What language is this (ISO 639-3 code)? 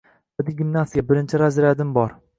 uzb